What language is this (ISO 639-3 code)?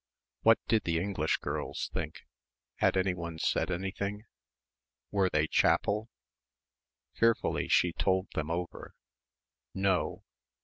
eng